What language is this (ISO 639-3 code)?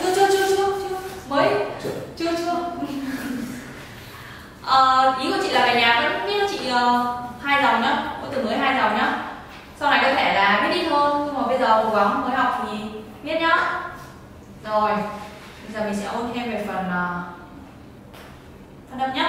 vie